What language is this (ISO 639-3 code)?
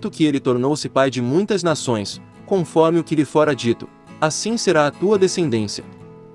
por